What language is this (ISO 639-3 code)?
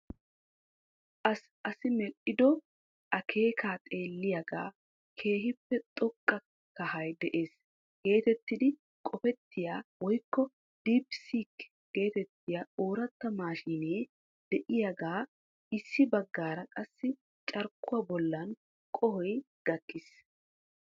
wal